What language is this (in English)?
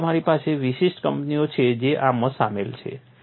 Gujarati